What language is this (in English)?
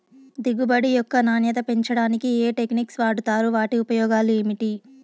Telugu